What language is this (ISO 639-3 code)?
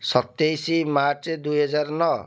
ori